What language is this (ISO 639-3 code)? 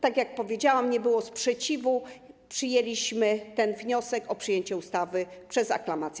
pol